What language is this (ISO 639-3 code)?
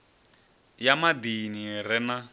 ven